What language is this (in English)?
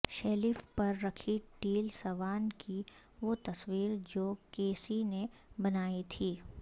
Urdu